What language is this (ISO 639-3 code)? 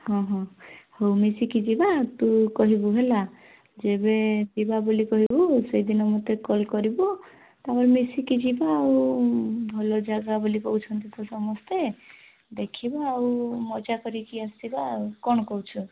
ori